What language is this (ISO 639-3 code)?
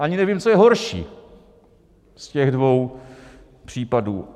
ces